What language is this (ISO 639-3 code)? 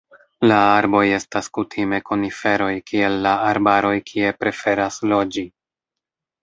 epo